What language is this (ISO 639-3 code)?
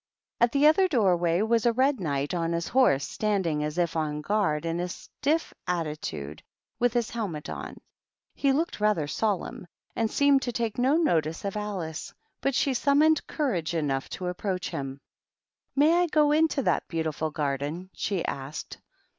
eng